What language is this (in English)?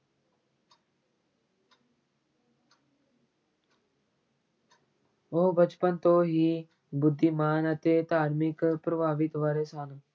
Punjabi